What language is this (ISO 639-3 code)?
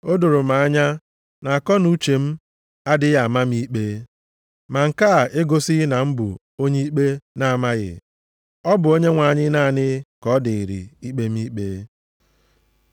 ibo